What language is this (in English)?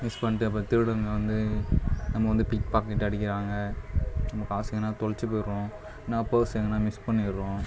Tamil